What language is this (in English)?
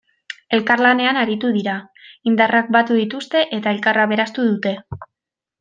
Basque